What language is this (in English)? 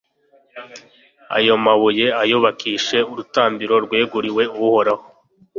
Kinyarwanda